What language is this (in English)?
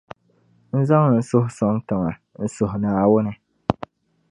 Dagbani